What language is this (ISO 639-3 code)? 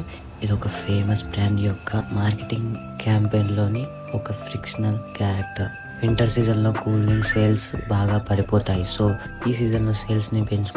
tel